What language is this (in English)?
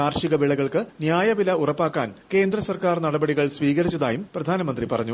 Malayalam